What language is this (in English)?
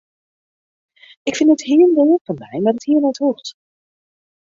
Western Frisian